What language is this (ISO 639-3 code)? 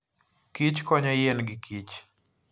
luo